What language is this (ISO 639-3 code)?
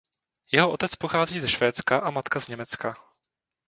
ces